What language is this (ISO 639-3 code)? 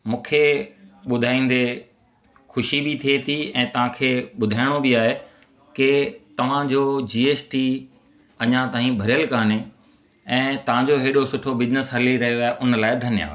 snd